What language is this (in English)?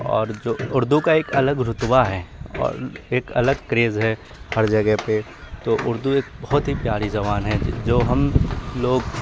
Urdu